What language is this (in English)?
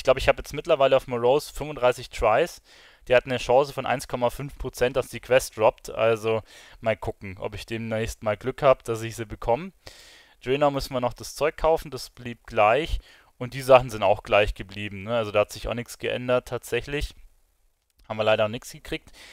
German